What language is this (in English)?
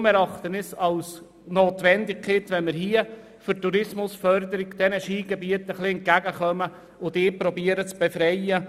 Swiss German